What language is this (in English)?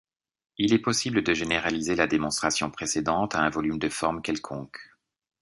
French